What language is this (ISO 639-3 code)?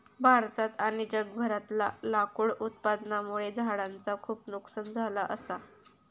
mar